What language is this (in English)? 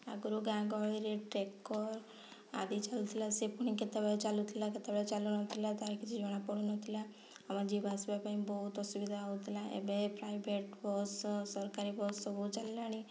Odia